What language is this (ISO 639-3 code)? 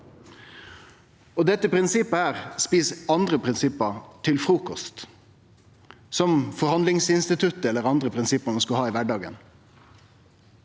nor